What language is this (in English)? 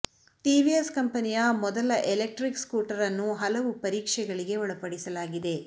Kannada